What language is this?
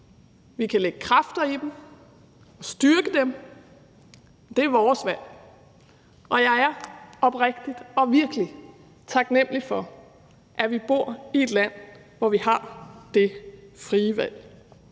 Danish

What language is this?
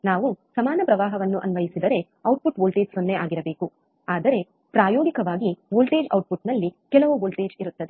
Kannada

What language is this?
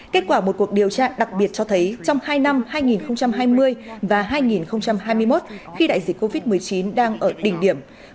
Vietnamese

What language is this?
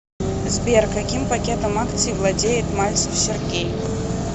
Russian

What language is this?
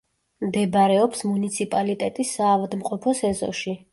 Georgian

